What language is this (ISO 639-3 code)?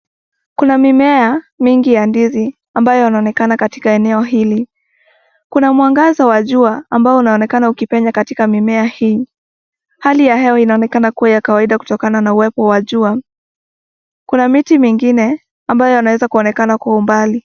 swa